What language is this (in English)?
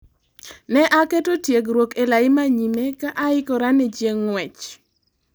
Luo (Kenya and Tanzania)